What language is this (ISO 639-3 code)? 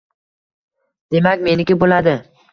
uzb